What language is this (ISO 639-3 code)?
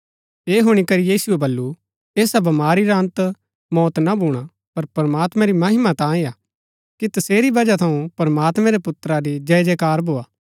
gbk